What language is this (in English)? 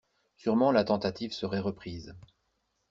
French